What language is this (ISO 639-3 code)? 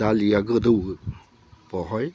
brx